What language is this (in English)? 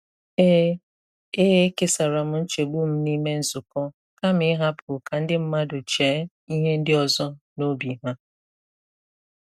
Igbo